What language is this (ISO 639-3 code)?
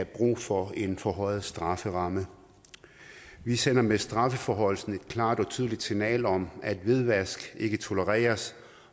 dan